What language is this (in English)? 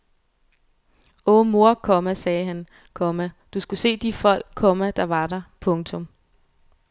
Danish